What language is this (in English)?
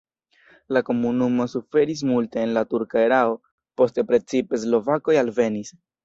Esperanto